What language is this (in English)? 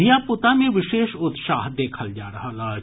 Maithili